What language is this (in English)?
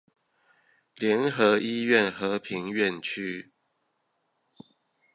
Chinese